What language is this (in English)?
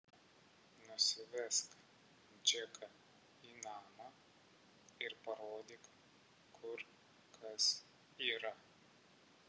Lithuanian